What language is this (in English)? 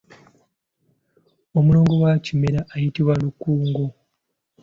Ganda